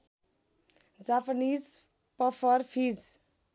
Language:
Nepali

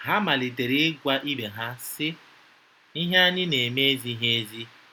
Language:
Igbo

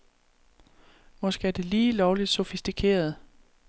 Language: Danish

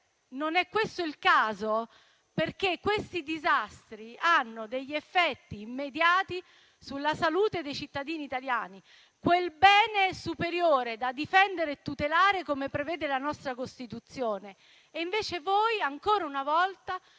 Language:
Italian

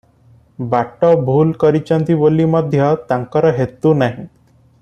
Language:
Odia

